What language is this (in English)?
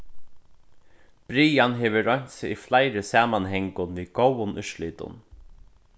Faroese